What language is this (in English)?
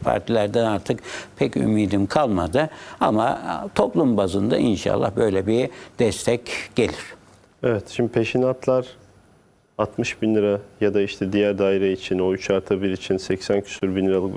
Turkish